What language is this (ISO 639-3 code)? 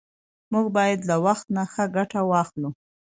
pus